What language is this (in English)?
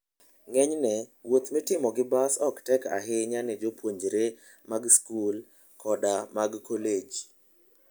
Luo (Kenya and Tanzania)